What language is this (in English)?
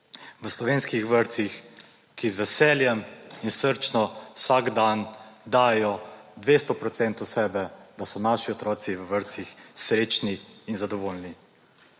Slovenian